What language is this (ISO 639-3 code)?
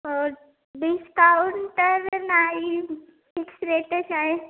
mar